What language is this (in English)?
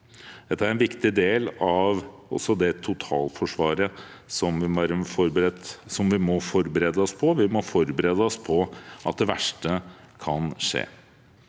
Norwegian